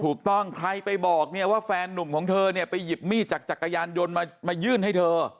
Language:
Thai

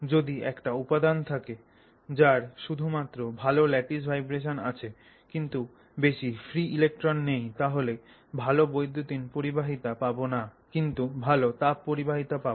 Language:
Bangla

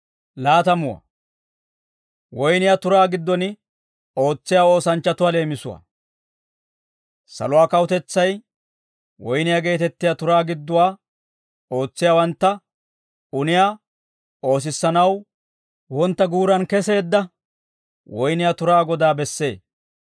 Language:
Dawro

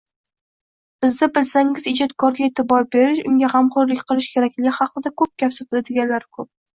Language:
Uzbek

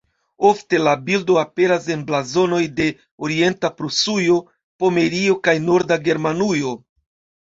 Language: Esperanto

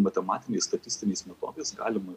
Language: Lithuanian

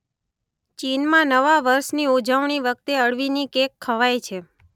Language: Gujarati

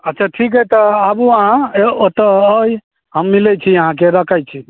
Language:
Maithili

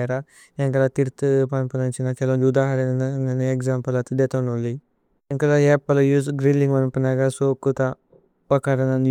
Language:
Tulu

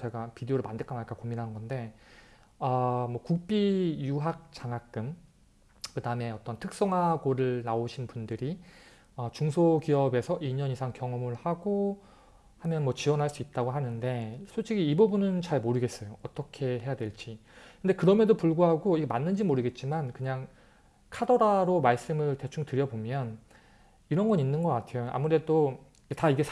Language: Korean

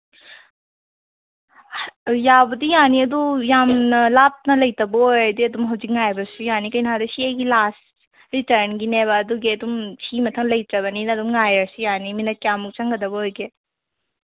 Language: Manipuri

